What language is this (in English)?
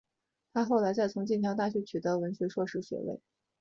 Chinese